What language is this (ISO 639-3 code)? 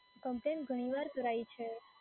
guj